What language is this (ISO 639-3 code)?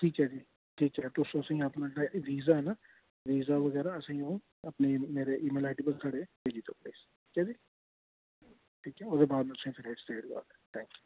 doi